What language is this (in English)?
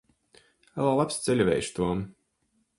Latvian